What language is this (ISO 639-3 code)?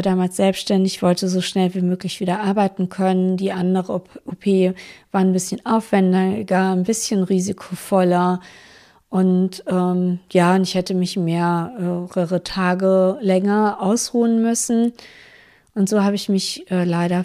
deu